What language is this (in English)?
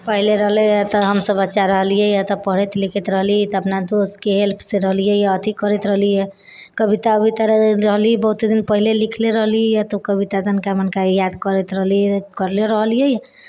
Maithili